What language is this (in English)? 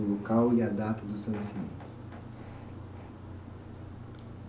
Portuguese